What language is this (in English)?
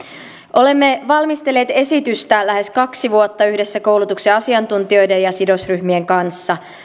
Finnish